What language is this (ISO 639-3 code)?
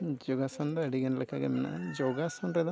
sat